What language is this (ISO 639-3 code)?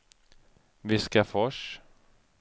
swe